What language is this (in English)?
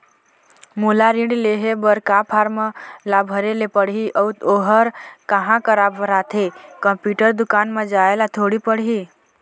Chhattisgarhi